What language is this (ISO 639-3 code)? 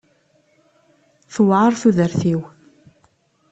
kab